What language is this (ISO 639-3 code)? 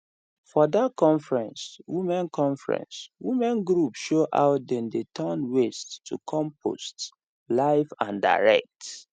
pcm